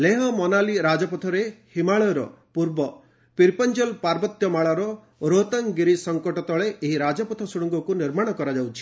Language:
Odia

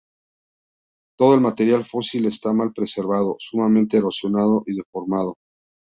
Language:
Spanish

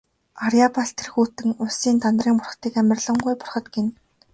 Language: Mongolian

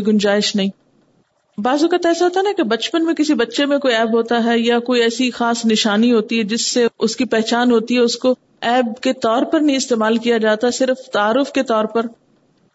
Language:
Urdu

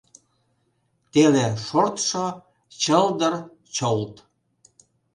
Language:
Mari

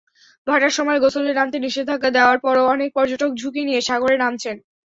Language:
Bangla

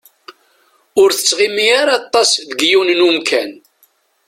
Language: Kabyle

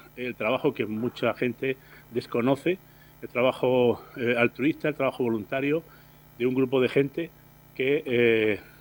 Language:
Spanish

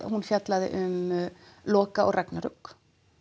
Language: Icelandic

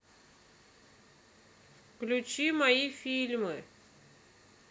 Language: Russian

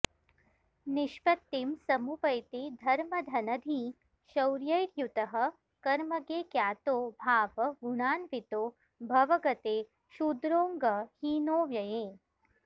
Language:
Sanskrit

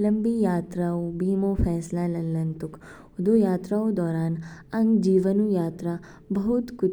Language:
Kinnauri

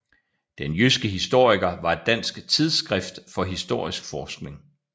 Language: Danish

